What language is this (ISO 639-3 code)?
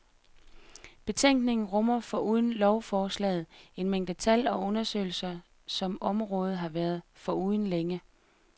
dan